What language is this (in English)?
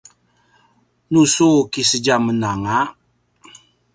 Paiwan